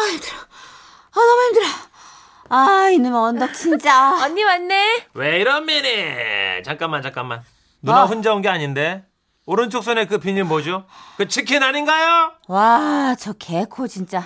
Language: Korean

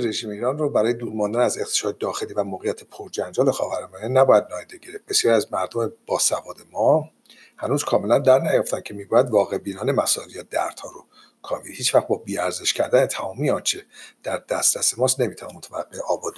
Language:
Persian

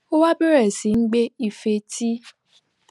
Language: Yoruba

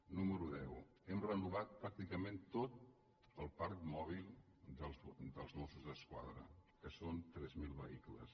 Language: Catalan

